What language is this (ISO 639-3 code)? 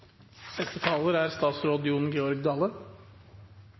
nno